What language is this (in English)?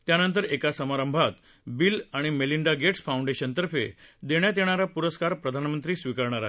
Marathi